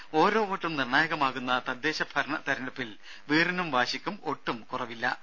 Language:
Malayalam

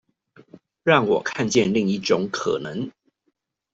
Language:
Chinese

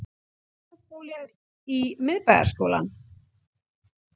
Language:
Icelandic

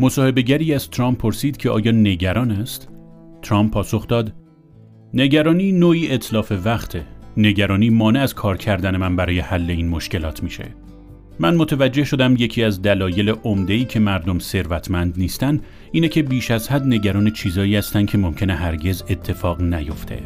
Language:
Persian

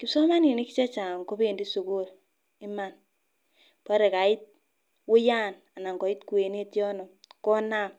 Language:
Kalenjin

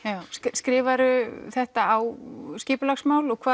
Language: Icelandic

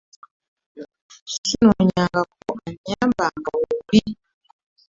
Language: Ganda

